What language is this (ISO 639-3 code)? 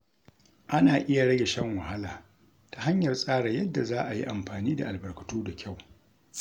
hau